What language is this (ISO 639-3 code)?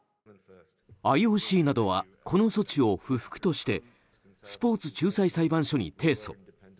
jpn